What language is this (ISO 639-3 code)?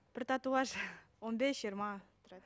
kaz